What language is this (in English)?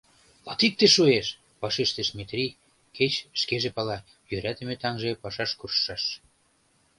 Mari